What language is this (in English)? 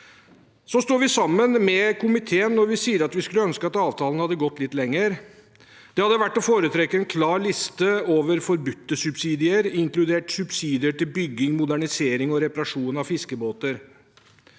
Norwegian